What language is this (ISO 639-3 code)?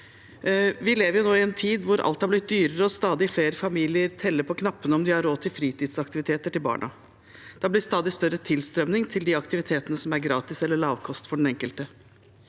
nor